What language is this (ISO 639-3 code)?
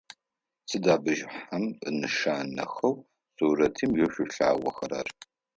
ady